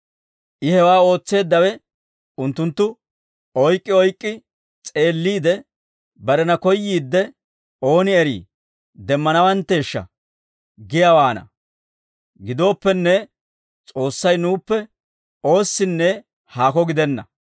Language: Dawro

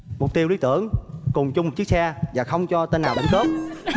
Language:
Vietnamese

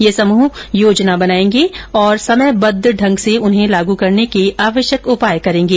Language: Hindi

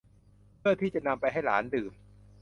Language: Thai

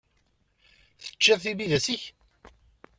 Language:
Kabyle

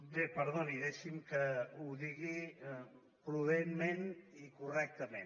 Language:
Catalan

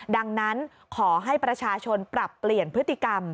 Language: Thai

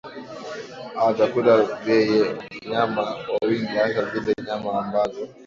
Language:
Swahili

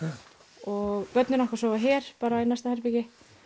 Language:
Icelandic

